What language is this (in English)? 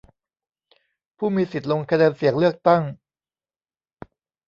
Thai